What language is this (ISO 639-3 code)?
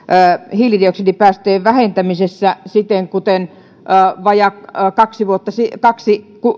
fin